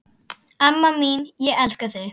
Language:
Icelandic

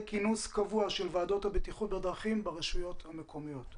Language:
Hebrew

